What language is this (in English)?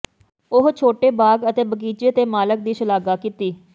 Punjabi